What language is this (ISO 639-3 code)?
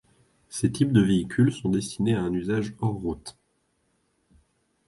fra